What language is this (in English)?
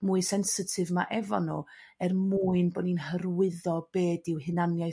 Welsh